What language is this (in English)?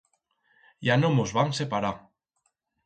Aragonese